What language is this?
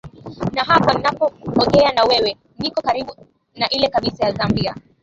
Swahili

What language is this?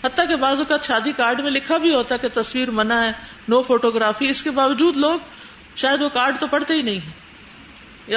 Urdu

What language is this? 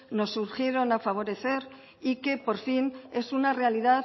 Spanish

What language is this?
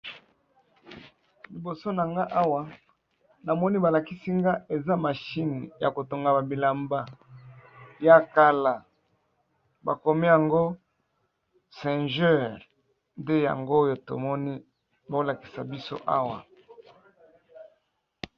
Lingala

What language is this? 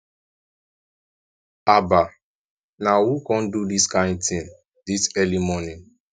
Nigerian Pidgin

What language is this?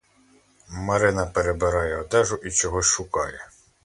Ukrainian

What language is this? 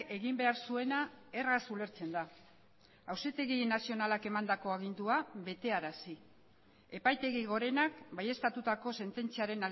Basque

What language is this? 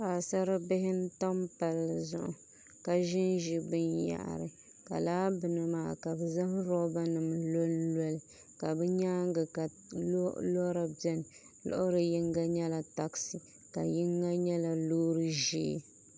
Dagbani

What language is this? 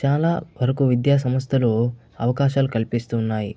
Telugu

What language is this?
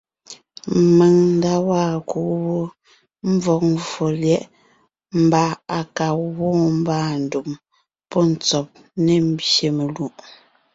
Ngiemboon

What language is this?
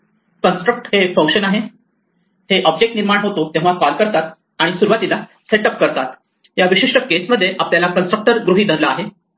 Marathi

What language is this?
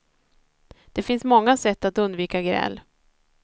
Swedish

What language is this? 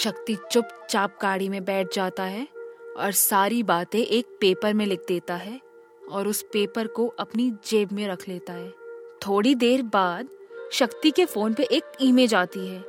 Hindi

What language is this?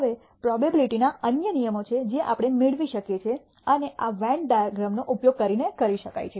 Gujarati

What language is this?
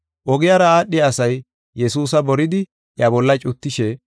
Gofa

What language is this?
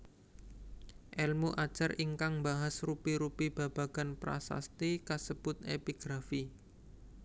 Javanese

